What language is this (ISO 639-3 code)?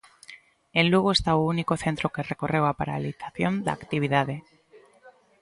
glg